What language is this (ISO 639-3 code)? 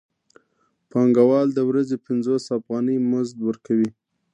pus